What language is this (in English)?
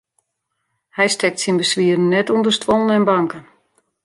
Western Frisian